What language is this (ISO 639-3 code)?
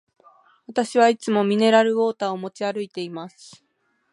jpn